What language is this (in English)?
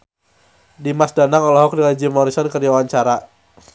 Sundanese